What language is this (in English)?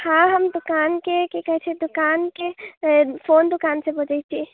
Maithili